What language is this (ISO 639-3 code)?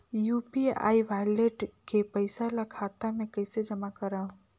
hne